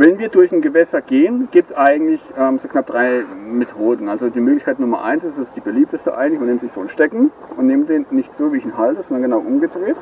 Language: German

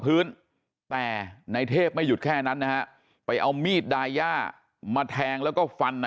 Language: Thai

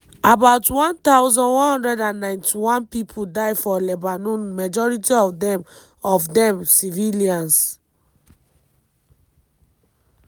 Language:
Nigerian Pidgin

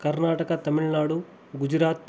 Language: Kannada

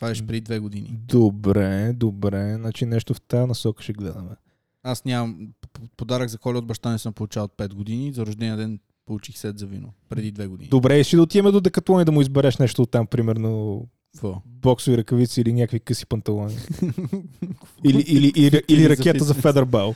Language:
Bulgarian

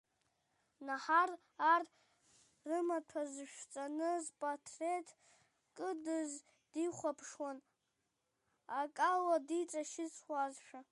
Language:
Abkhazian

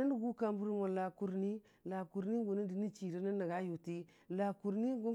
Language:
Dijim-Bwilim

